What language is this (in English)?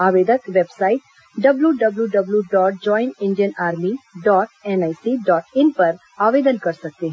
Hindi